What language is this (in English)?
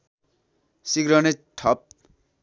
Nepali